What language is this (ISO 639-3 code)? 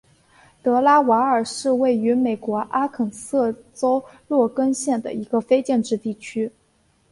zho